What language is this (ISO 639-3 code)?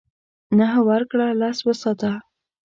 pus